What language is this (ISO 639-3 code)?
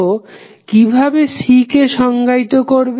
ben